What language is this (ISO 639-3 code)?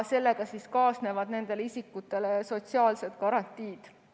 est